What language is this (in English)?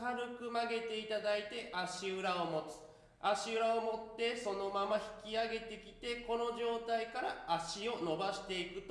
Japanese